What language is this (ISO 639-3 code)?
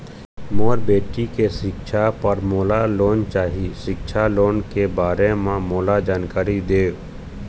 hne